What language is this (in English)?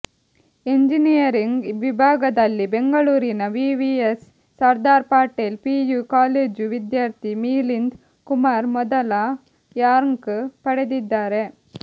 Kannada